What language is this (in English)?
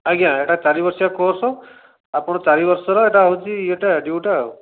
Odia